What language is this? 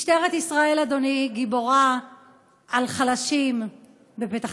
Hebrew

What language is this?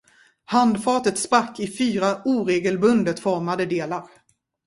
Swedish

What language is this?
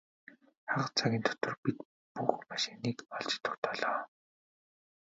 Mongolian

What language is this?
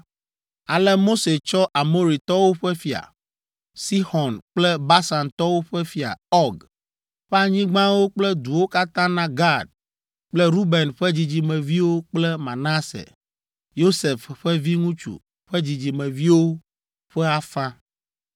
Ewe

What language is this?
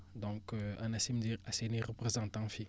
Wolof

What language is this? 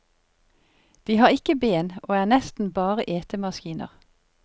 Norwegian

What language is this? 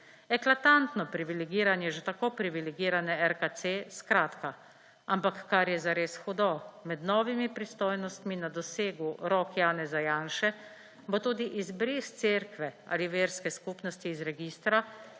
Slovenian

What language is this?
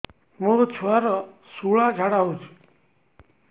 Odia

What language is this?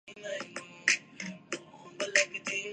Urdu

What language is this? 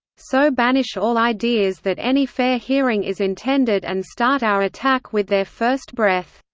English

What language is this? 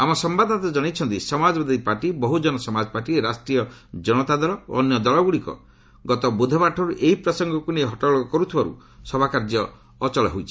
Odia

